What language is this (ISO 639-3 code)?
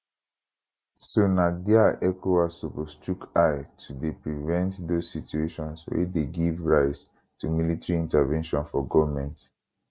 pcm